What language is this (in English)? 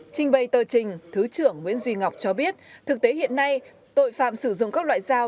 Vietnamese